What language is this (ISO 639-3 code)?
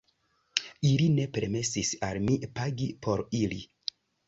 epo